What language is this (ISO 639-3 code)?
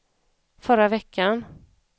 swe